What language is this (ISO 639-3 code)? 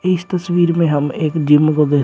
hin